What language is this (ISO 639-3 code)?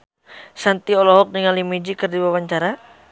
sun